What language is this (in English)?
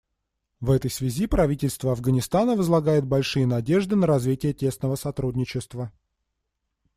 Russian